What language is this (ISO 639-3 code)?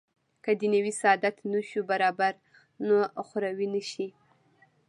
pus